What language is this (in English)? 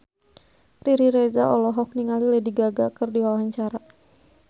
Sundanese